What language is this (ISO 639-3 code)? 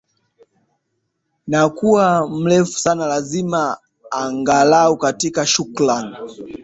swa